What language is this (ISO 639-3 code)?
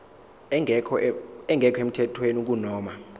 zul